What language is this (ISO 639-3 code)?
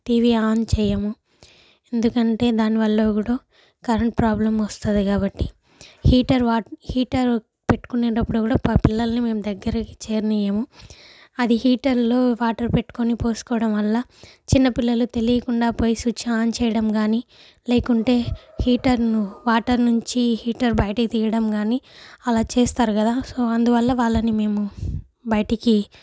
tel